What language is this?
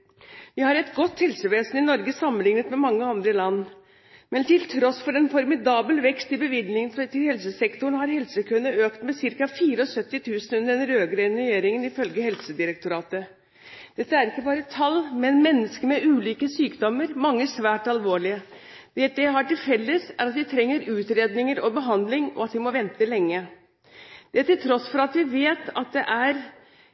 Norwegian Bokmål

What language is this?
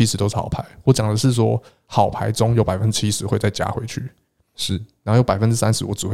Chinese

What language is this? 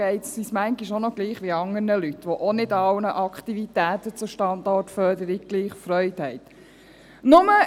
Swiss German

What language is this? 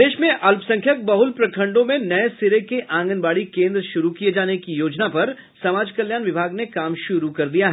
Hindi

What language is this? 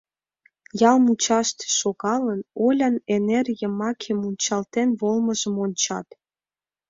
Mari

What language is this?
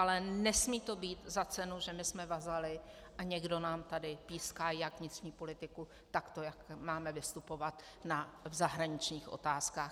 Czech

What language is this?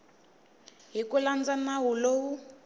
Tsonga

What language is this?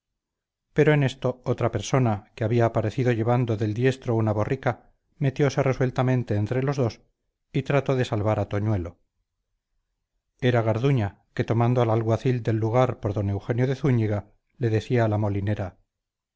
Spanish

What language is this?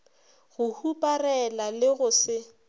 Northern Sotho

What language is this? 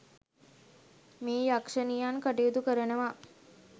Sinhala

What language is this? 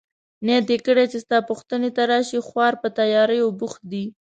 Pashto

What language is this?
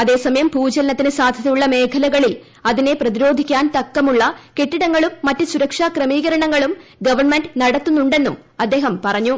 Malayalam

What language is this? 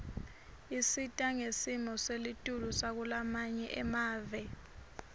Swati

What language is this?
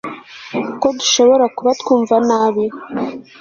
Kinyarwanda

